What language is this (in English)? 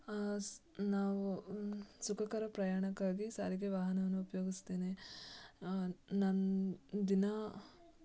Kannada